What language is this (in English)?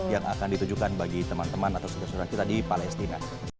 Indonesian